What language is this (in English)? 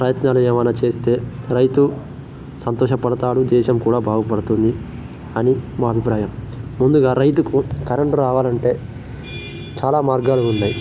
Telugu